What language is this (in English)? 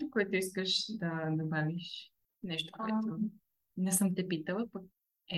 Bulgarian